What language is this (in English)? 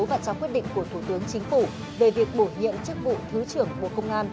Vietnamese